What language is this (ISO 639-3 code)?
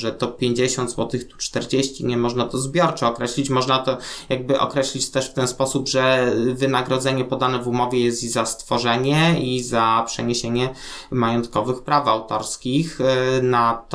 pol